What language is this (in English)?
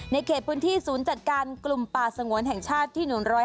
Thai